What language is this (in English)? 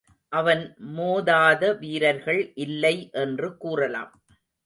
Tamil